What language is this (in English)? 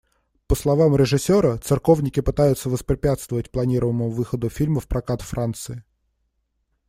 Russian